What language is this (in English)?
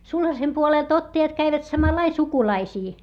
Finnish